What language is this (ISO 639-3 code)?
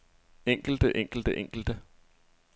dan